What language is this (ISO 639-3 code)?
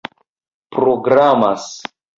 epo